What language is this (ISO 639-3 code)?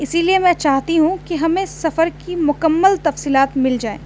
urd